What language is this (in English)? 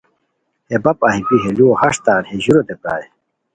Khowar